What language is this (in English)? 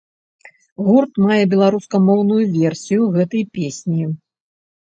Belarusian